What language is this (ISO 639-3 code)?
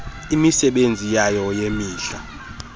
xho